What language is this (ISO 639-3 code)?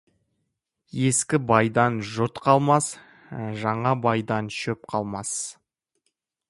kaz